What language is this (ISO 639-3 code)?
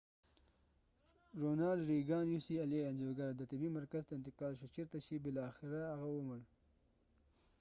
pus